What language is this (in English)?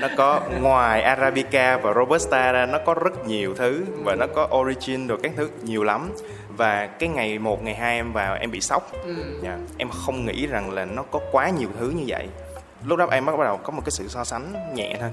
Vietnamese